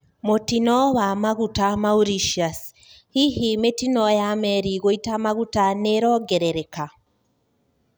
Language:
Kikuyu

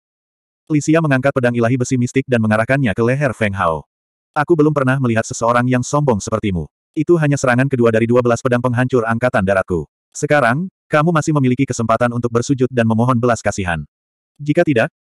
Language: Indonesian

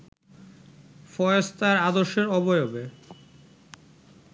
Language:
Bangla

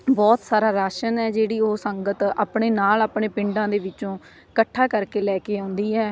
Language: Punjabi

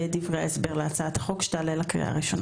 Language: Hebrew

